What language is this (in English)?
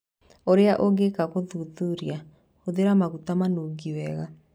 Kikuyu